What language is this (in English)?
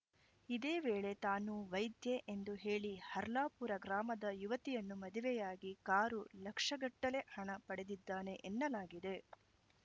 Kannada